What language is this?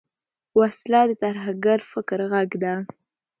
Pashto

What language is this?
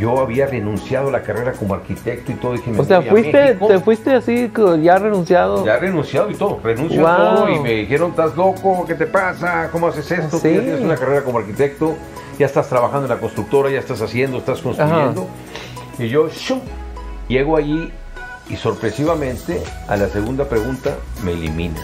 Spanish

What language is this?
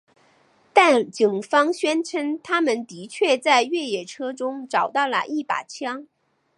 Chinese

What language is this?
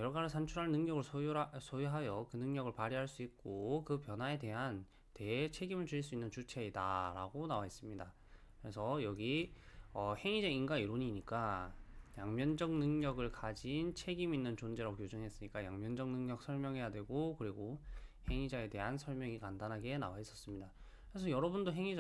Korean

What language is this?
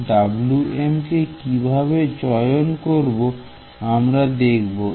Bangla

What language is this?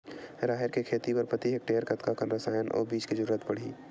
Chhattisgarhi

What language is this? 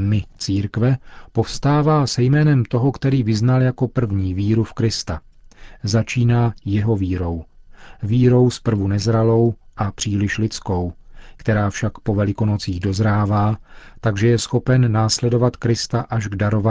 Czech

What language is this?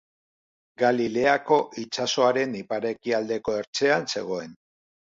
Basque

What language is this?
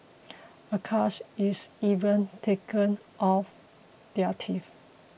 English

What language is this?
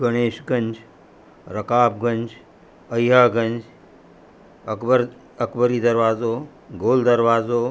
Sindhi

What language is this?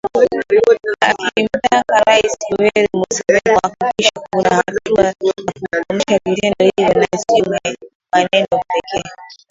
Swahili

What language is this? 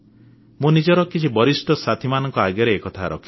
Odia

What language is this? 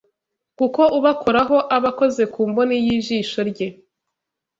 Kinyarwanda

